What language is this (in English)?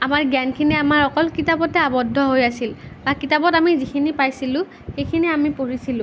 Assamese